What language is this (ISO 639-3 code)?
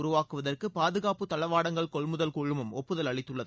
tam